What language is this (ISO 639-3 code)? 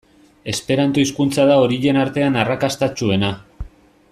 eus